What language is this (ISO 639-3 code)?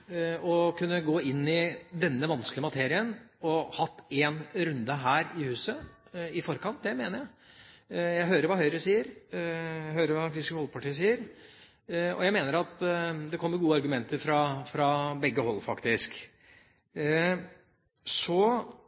nob